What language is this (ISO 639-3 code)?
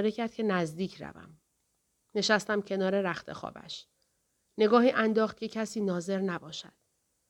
fas